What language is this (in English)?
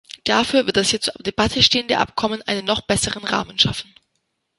German